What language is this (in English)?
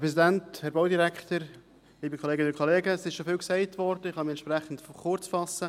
Swiss German